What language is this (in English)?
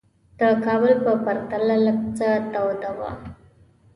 Pashto